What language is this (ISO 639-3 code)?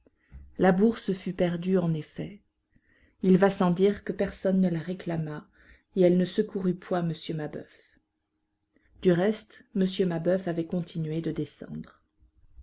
fra